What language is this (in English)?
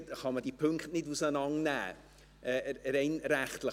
Swiss German